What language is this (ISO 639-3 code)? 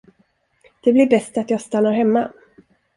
swe